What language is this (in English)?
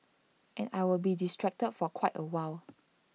English